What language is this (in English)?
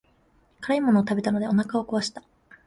Japanese